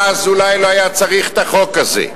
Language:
Hebrew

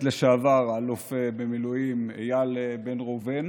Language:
Hebrew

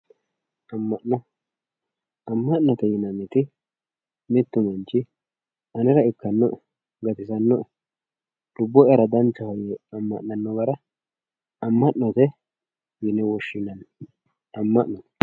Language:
Sidamo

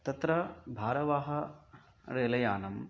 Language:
Sanskrit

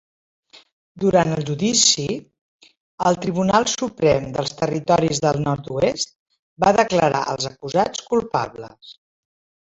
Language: Catalan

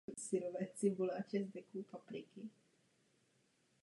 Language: Czech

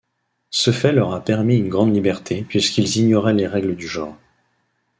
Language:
French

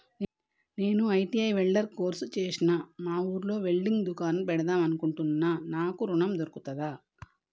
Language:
Telugu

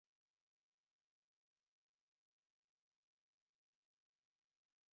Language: Spanish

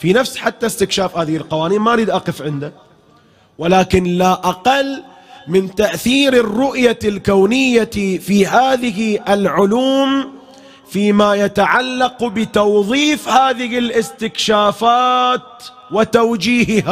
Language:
Arabic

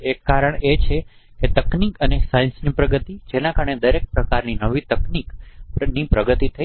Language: Gujarati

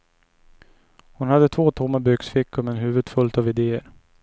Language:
Swedish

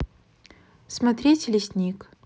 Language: Russian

